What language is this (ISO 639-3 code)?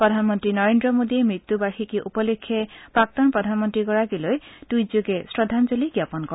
asm